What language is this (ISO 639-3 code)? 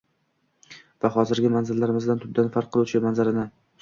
uzb